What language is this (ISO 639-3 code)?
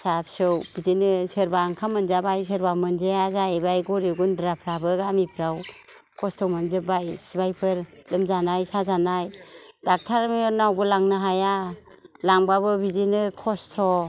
brx